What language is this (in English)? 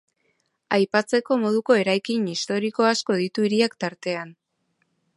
Basque